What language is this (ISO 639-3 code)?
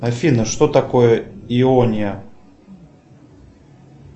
rus